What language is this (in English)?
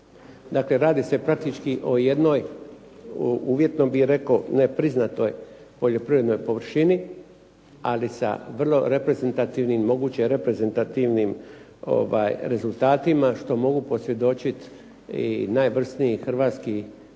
Croatian